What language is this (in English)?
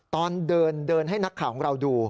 Thai